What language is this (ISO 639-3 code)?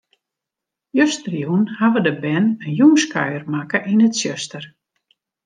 fry